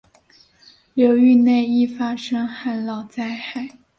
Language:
Chinese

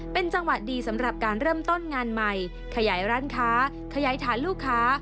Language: Thai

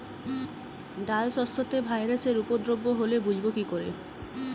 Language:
Bangla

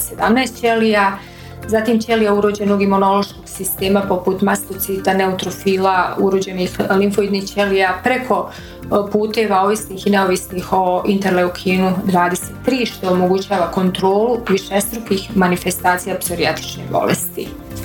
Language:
Croatian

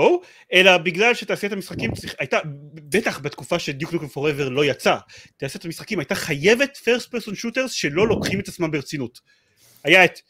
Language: Hebrew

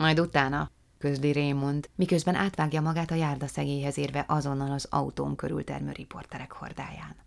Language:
Hungarian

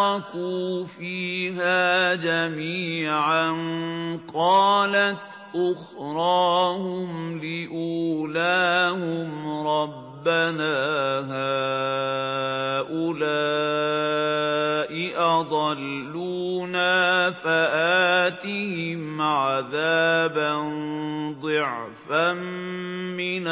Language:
Arabic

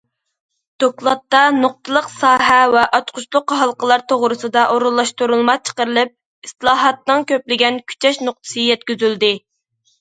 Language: Uyghur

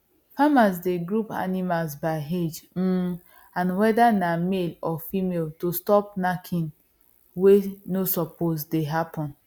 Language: Nigerian Pidgin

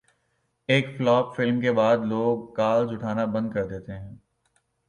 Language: Urdu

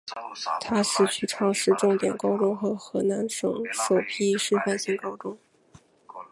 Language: Chinese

